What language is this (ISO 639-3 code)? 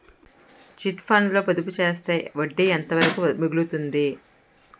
tel